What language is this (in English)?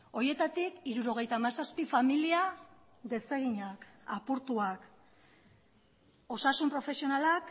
Basque